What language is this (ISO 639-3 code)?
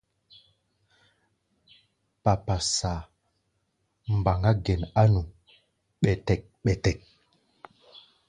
gba